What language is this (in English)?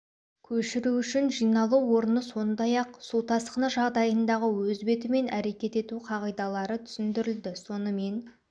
Kazakh